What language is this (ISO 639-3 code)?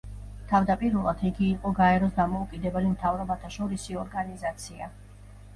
kat